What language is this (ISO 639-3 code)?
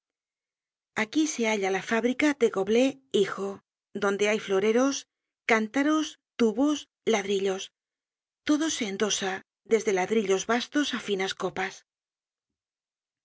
spa